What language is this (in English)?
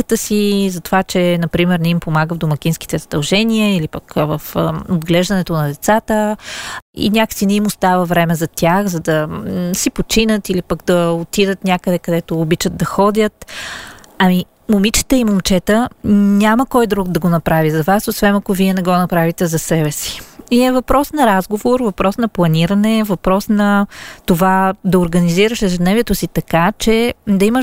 Bulgarian